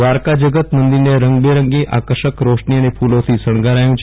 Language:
Gujarati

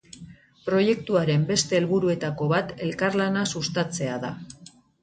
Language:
Basque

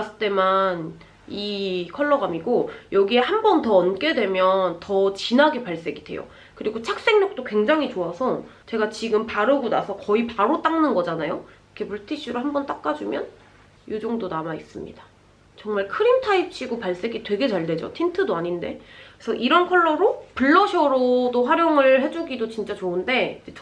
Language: Korean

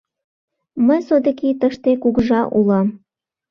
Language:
Mari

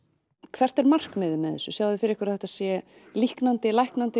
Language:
Icelandic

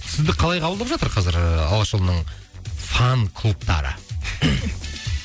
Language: Kazakh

